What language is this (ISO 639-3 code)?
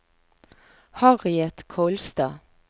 nor